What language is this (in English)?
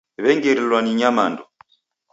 Taita